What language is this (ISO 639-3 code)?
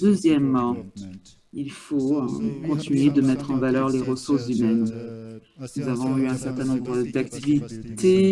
fra